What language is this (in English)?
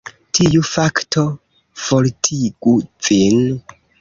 Esperanto